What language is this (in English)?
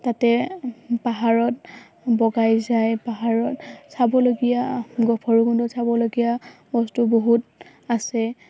Assamese